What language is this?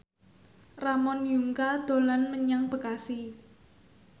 Javanese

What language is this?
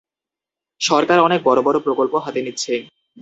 Bangla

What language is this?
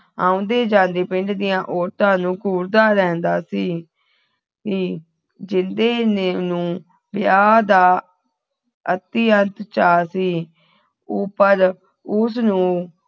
Punjabi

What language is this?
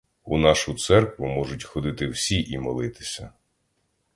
Ukrainian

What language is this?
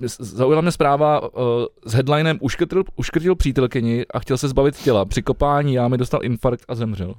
Czech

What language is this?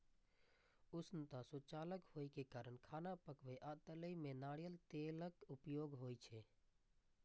Maithili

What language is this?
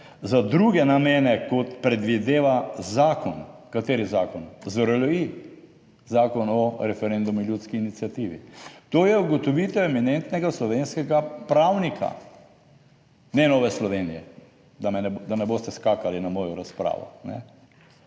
Slovenian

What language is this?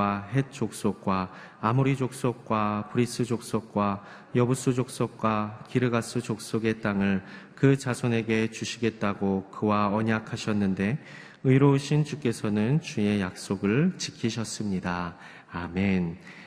Korean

